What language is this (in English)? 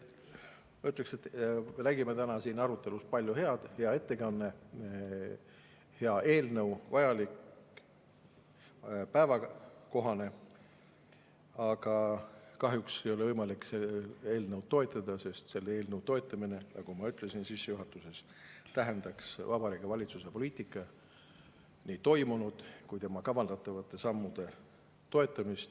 Estonian